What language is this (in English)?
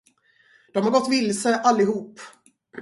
Swedish